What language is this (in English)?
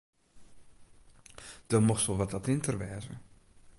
Western Frisian